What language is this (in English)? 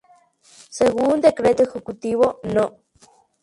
Spanish